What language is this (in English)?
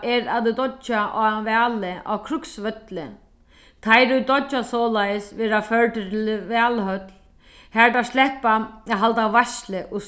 Faroese